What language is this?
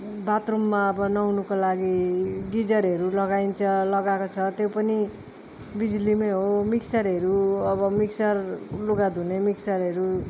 Nepali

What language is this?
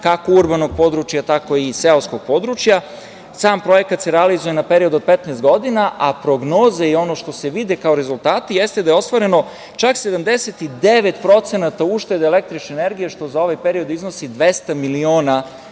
Serbian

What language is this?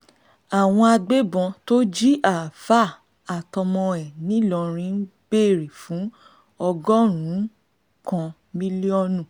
Yoruba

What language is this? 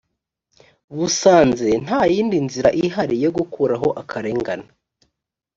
Kinyarwanda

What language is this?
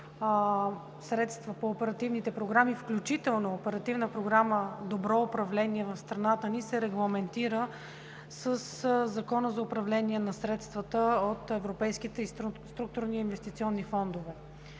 Bulgarian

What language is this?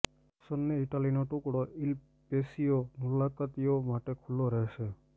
Gujarati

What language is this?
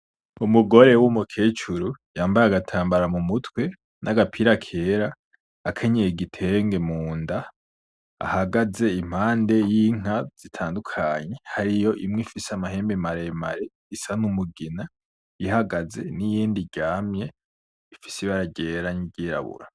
Rundi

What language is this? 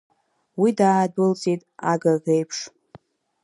Abkhazian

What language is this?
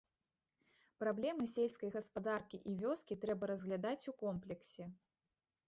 Belarusian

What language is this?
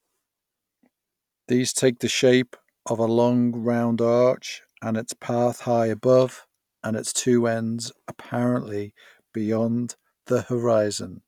English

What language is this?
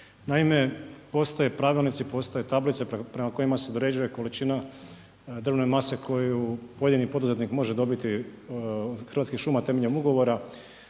Croatian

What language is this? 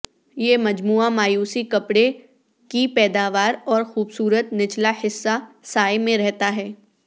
Urdu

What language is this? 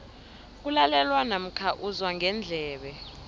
South Ndebele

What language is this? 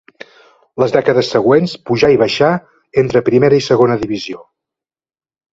Catalan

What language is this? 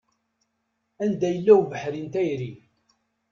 Kabyle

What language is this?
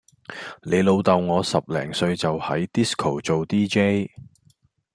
Cantonese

